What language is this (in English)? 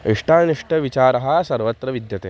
Sanskrit